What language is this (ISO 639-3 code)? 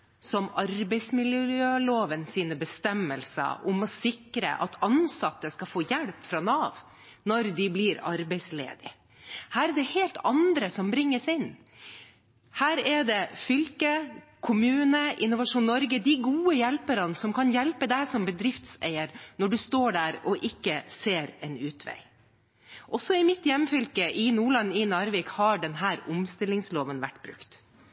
nob